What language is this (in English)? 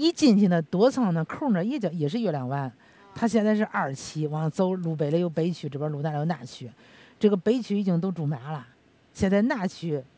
Chinese